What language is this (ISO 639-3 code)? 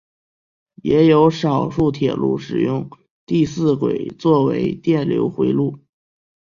zho